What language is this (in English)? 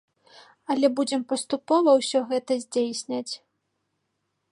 Belarusian